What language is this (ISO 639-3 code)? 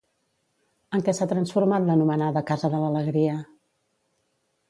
cat